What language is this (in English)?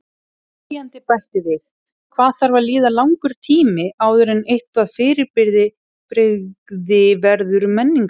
Icelandic